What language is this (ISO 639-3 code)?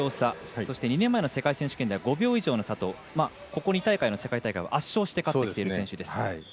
jpn